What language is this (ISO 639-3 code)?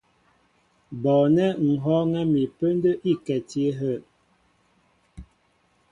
mbo